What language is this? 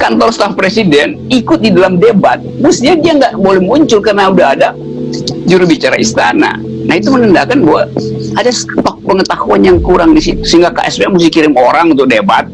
Indonesian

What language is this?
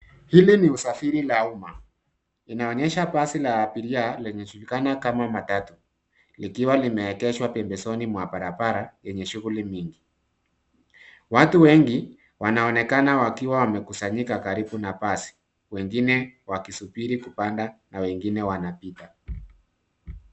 Swahili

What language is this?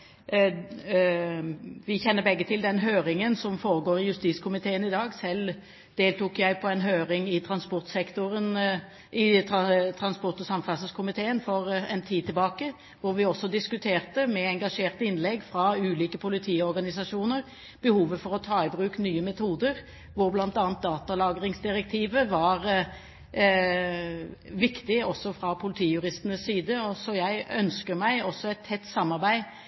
Norwegian Bokmål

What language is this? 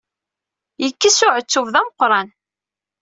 Kabyle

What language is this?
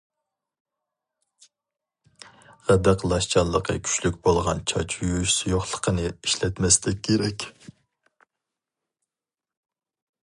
Uyghur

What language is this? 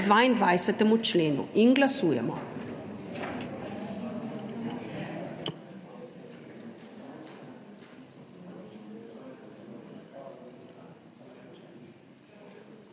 Slovenian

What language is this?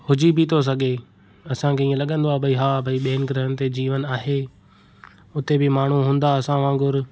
Sindhi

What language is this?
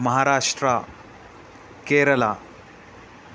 Urdu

